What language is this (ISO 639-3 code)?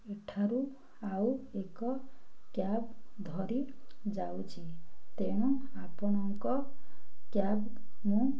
ori